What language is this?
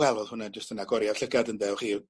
Welsh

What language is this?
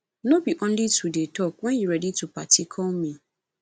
Nigerian Pidgin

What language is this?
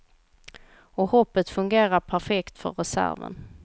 Swedish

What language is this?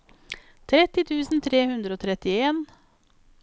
Norwegian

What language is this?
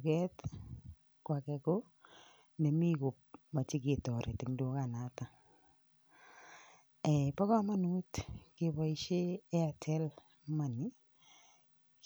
Kalenjin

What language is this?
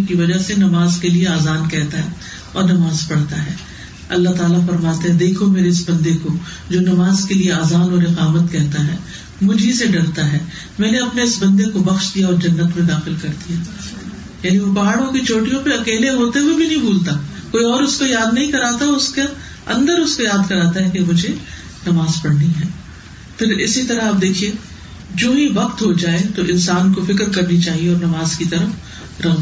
Urdu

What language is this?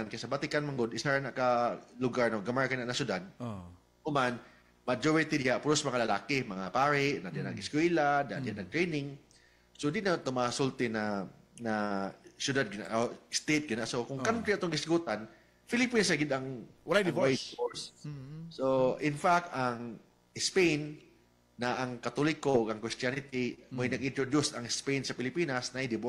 Filipino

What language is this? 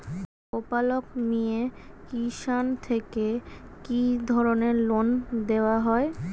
Bangla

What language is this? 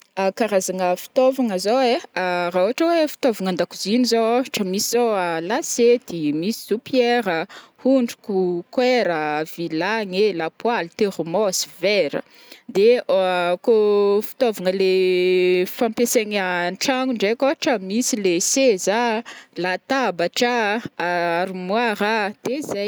Northern Betsimisaraka Malagasy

